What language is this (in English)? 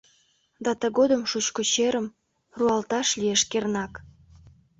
Mari